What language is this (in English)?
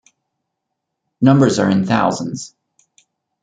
English